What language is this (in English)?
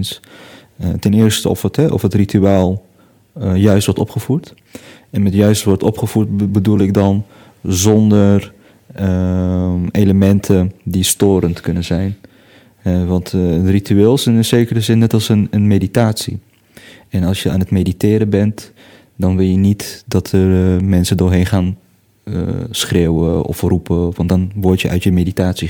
Dutch